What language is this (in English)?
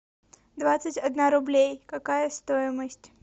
Russian